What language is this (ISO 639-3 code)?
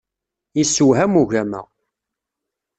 kab